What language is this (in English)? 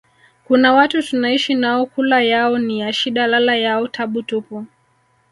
Swahili